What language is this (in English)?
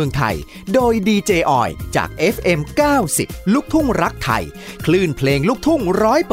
Thai